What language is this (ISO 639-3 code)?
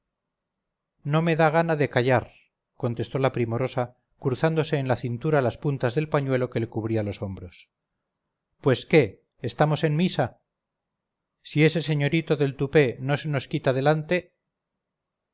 spa